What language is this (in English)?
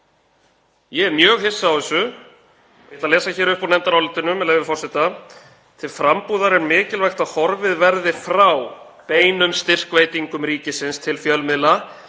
Icelandic